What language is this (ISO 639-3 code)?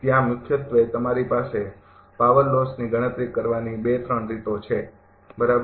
guj